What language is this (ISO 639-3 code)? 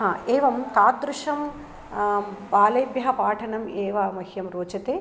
san